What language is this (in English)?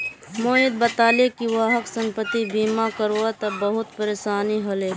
Magahi